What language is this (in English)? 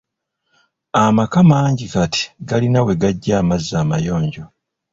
Ganda